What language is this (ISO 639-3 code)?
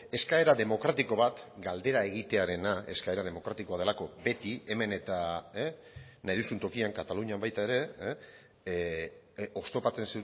eus